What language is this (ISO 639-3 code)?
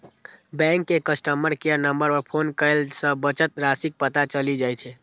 mai